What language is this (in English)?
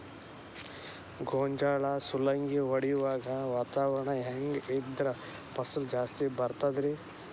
Kannada